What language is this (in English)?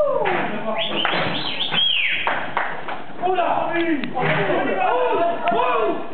French